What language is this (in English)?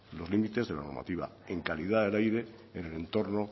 Spanish